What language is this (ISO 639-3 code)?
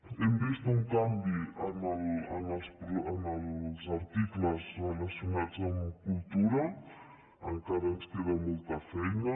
cat